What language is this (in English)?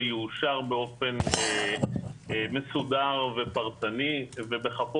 Hebrew